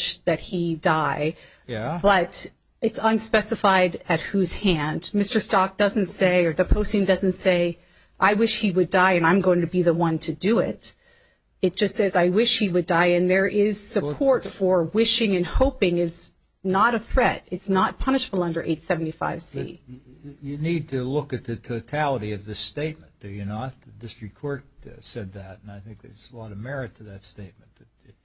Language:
English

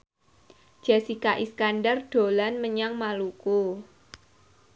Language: Javanese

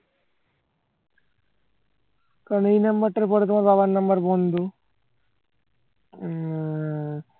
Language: Bangla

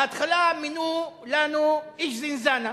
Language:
Hebrew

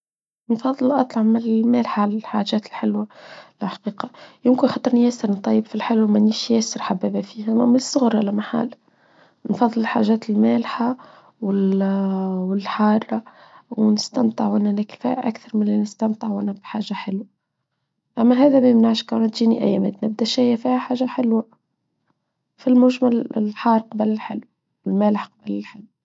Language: Tunisian Arabic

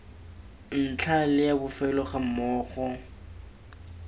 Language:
Tswana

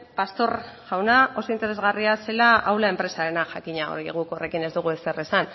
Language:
Basque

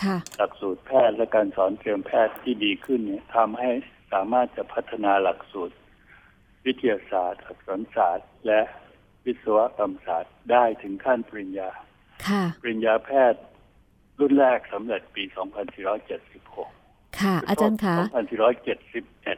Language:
Thai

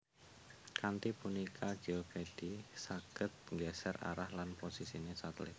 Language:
Javanese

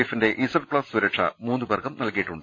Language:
Malayalam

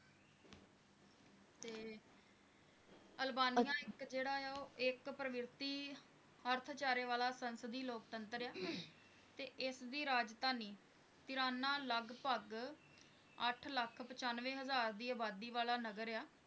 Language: Punjabi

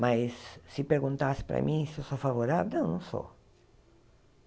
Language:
Portuguese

